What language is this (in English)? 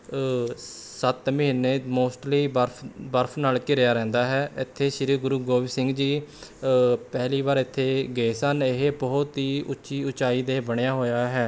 Punjabi